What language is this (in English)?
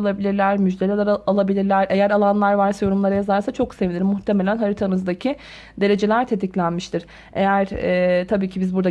Turkish